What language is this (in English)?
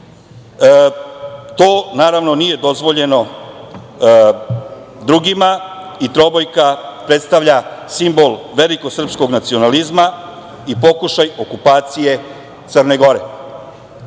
Serbian